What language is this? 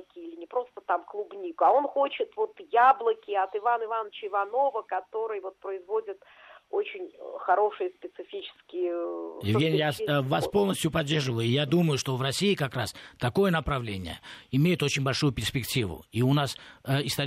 Russian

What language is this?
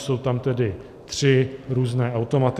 Czech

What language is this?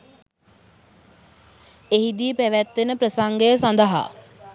Sinhala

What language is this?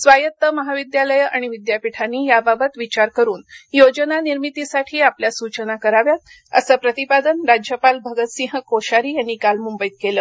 Marathi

